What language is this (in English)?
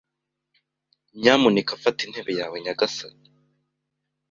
Kinyarwanda